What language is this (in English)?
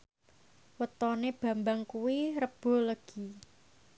Javanese